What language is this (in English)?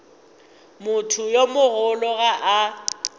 Northern Sotho